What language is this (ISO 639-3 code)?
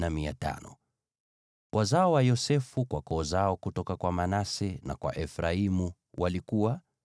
swa